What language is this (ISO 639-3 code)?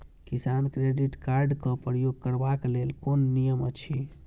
mai